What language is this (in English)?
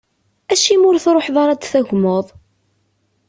Kabyle